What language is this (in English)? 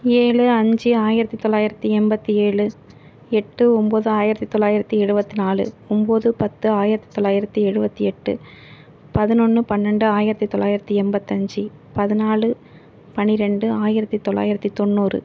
Tamil